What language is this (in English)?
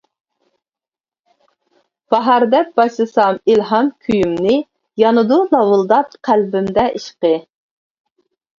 Uyghur